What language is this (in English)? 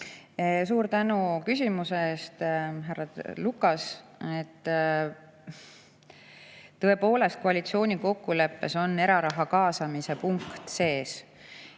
Estonian